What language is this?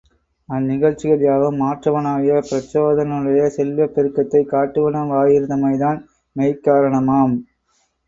Tamil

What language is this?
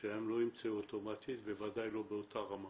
Hebrew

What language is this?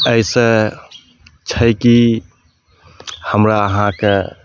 Maithili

